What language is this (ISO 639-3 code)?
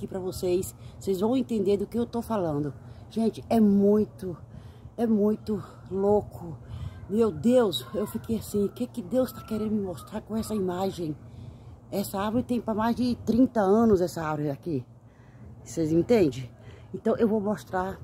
por